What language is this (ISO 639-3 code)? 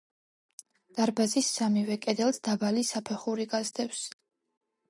kat